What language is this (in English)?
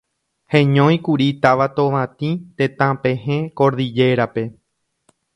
Guarani